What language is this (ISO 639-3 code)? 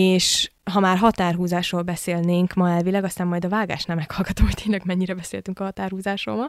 hun